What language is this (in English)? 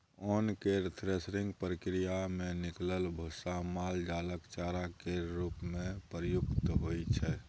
Maithili